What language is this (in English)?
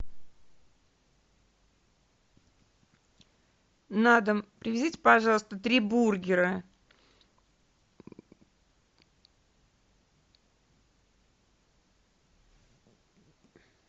Russian